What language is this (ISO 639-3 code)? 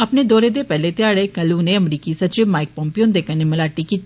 doi